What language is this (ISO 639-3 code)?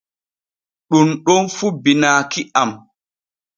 fue